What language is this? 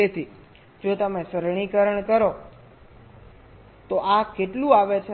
Gujarati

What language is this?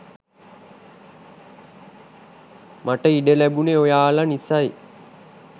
Sinhala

